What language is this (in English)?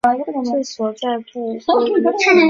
Chinese